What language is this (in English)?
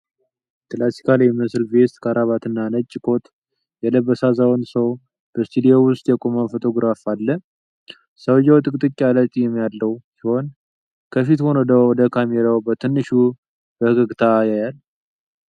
Amharic